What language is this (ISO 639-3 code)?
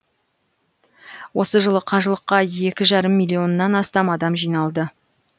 kaz